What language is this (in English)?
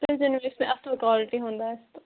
Kashmiri